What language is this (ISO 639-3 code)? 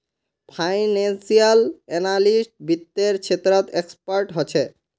mag